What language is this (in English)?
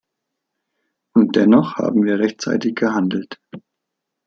German